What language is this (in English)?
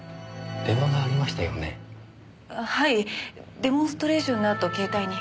Japanese